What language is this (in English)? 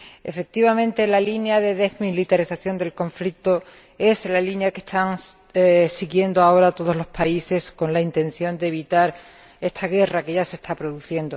Spanish